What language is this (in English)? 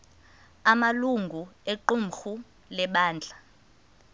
Xhosa